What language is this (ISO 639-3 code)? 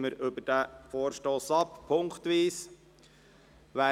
gsw